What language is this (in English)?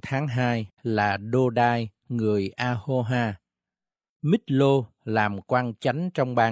Vietnamese